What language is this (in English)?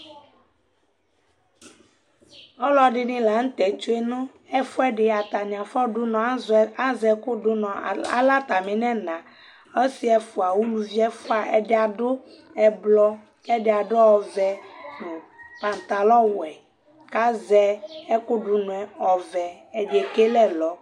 Ikposo